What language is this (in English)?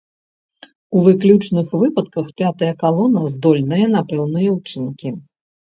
Belarusian